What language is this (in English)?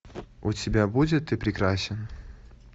Russian